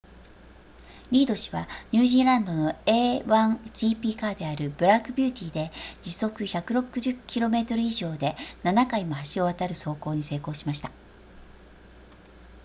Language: Japanese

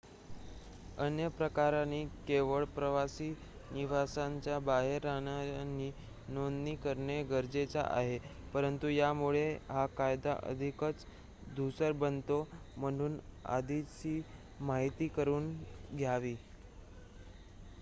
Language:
Marathi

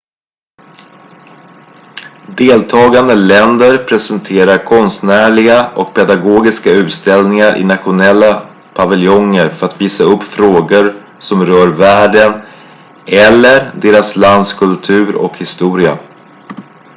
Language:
Swedish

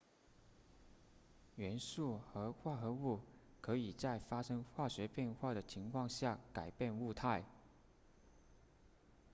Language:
Chinese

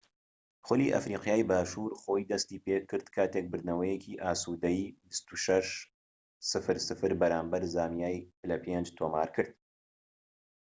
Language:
Central Kurdish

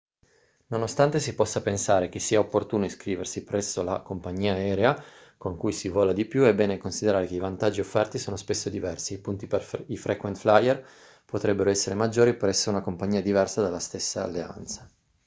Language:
Italian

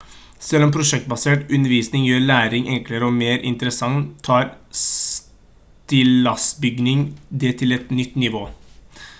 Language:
Norwegian Bokmål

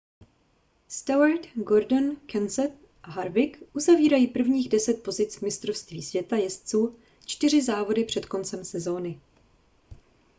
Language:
Czech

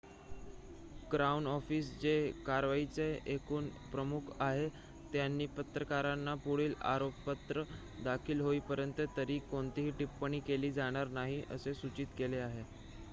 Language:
Marathi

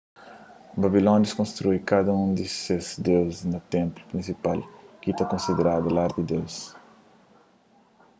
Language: Kabuverdianu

